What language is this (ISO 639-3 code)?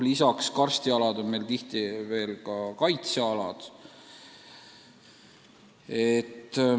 est